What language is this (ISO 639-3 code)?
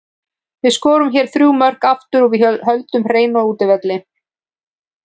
isl